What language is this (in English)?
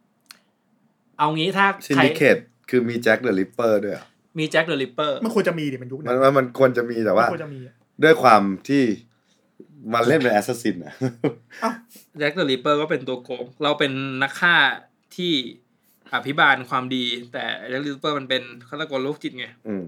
Thai